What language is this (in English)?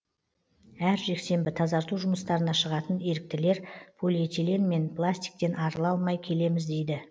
Kazakh